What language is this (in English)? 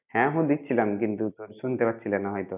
Bangla